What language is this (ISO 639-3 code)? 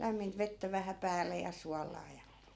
fin